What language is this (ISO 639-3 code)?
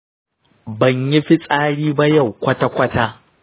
hau